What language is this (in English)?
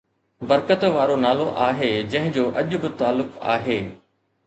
Sindhi